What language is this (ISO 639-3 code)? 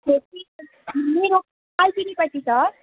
nep